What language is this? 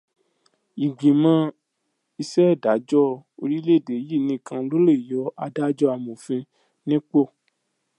Yoruba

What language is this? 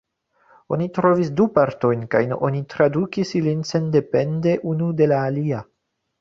Esperanto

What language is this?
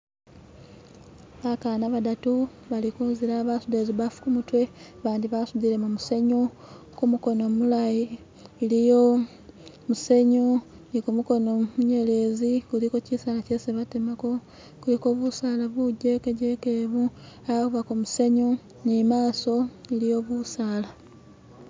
Masaaba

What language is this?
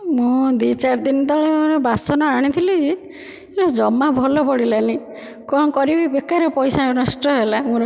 Odia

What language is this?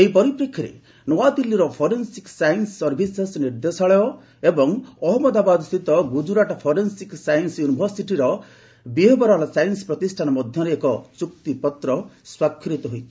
Odia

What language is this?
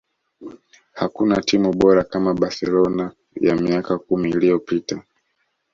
Swahili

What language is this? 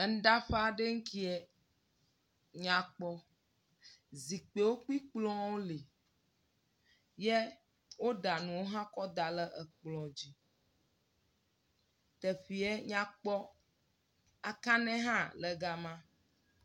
Ewe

